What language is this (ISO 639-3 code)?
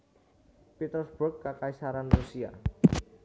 jav